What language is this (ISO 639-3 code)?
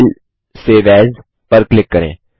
hin